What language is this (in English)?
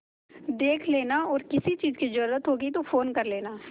Hindi